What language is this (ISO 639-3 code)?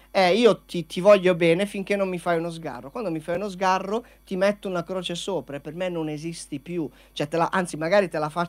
ita